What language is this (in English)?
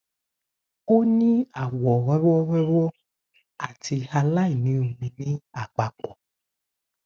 Yoruba